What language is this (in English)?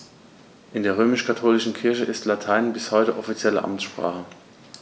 German